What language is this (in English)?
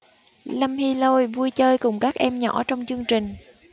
Vietnamese